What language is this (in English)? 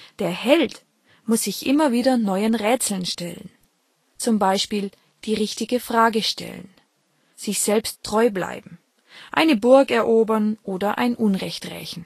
German